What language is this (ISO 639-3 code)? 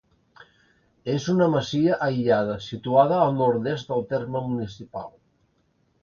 cat